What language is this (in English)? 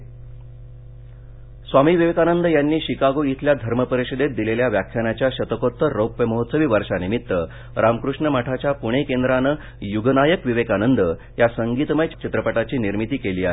Marathi